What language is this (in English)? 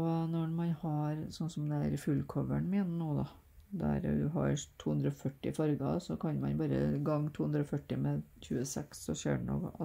Norwegian